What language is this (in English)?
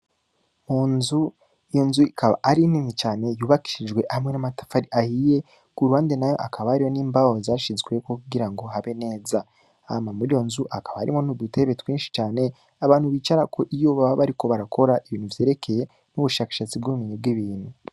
Rundi